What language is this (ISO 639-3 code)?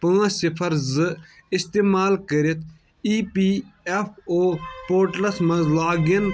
kas